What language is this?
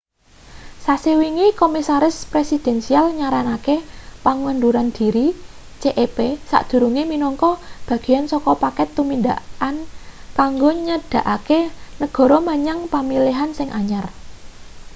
Javanese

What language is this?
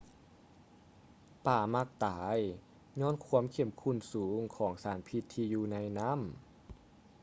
Lao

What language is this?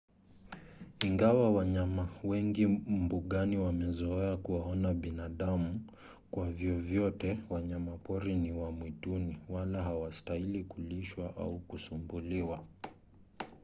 Swahili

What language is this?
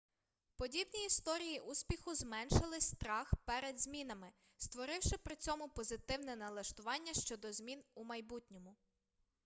Ukrainian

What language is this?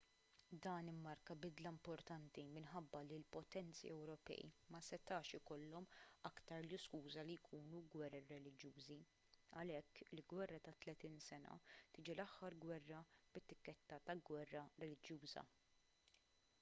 Maltese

